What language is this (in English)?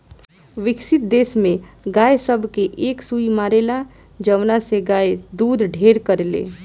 Bhojpuri